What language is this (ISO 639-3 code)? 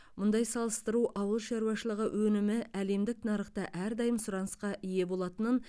kaz